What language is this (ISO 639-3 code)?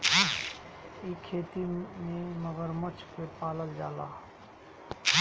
bho